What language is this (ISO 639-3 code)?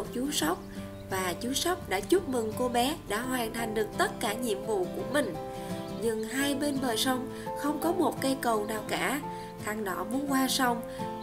vie